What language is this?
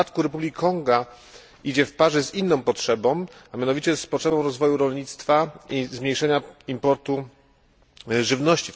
Polish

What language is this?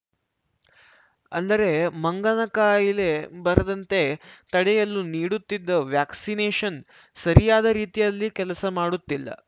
Kannada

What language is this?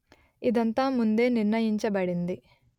Telugu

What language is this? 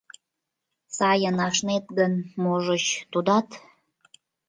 Mari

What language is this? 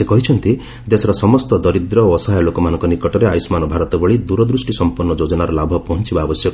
Odia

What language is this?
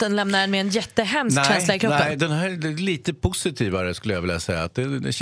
Swedish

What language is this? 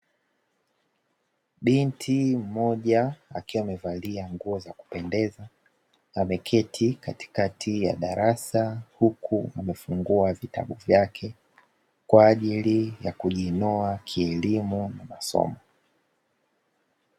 Swahili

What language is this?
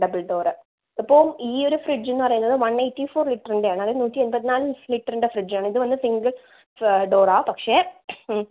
Malayalam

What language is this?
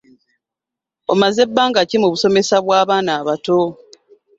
Ganda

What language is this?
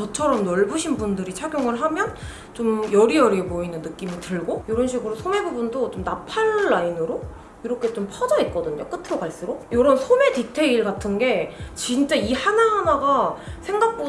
Korean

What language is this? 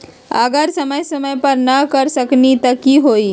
Magahi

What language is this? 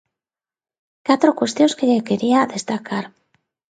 Galician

